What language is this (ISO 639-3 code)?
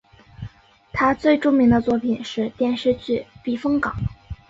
zho